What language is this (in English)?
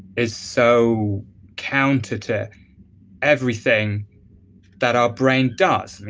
English